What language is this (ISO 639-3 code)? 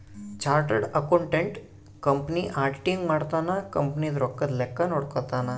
kan